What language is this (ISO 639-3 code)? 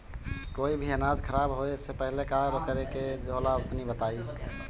bho